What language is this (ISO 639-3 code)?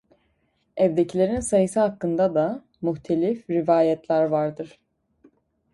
tur